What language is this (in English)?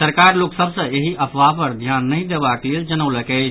Maithili